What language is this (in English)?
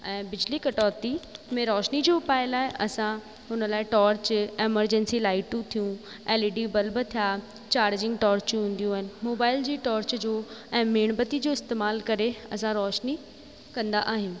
Sindhi